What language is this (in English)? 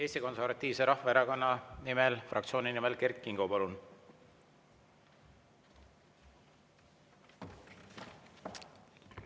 Estonian